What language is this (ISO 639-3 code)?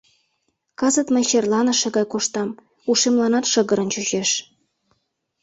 chm